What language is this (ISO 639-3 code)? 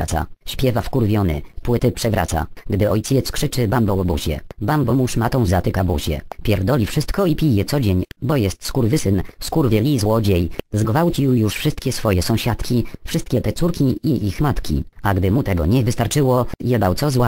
pol